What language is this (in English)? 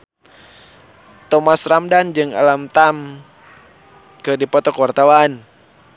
Sundanese